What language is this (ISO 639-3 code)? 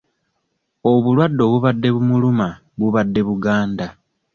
lug